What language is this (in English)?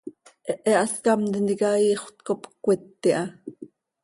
Seri